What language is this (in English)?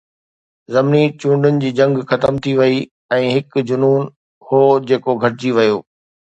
Sindhi